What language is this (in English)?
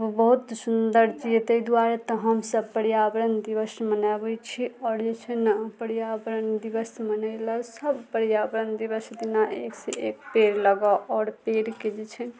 Maithili